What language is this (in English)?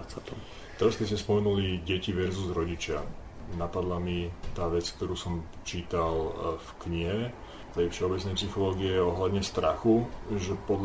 Slovak